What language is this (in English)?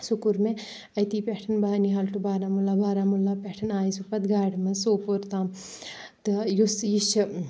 Kashmiri